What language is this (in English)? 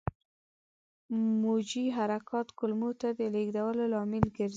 Pashto